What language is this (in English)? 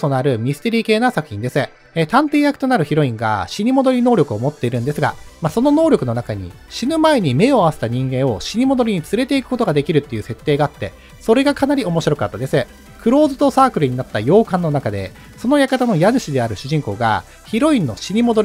Japanese